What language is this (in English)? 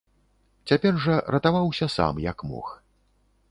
Belarusian